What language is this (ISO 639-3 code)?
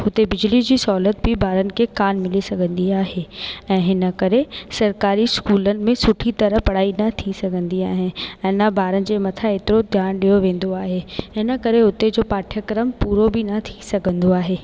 snd